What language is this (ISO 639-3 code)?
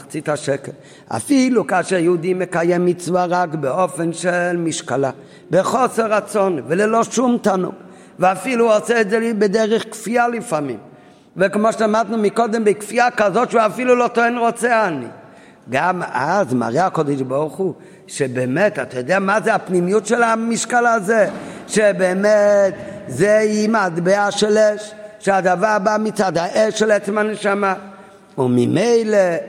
heb